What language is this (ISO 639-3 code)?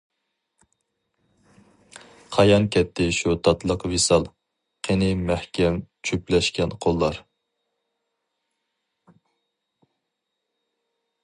uig